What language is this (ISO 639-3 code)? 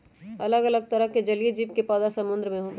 mag